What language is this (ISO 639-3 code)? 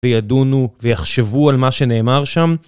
heb